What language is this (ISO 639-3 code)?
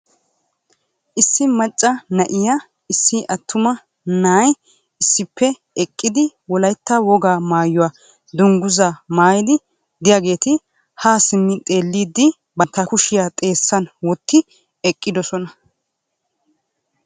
wal